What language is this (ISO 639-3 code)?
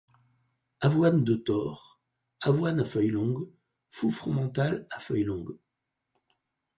fra